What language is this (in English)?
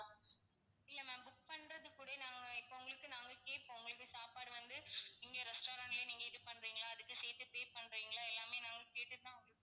Tamil